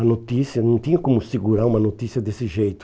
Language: Portuguese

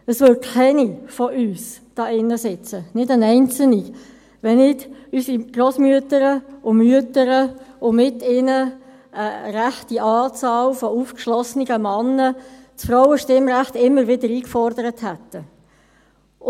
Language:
Swiss German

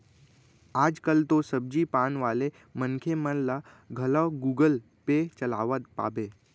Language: Chhattisgarhi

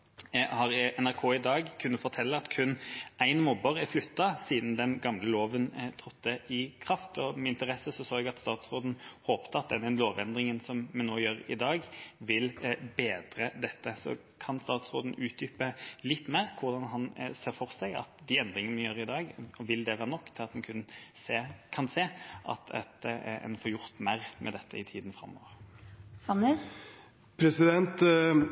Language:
Norwegian Bokmål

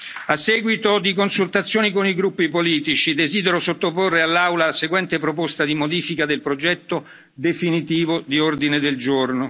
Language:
Italian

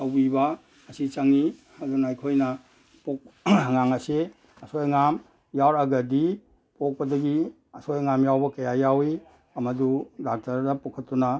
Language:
Manipuri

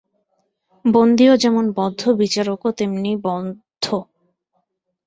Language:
Bangla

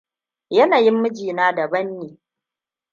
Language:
Hausa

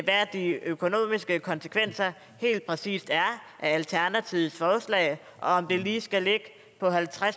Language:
Danish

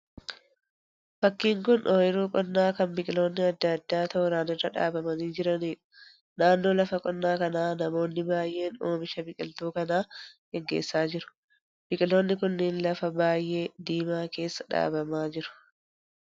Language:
Oromo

